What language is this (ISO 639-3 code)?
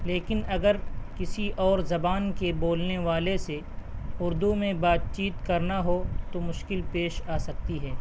urd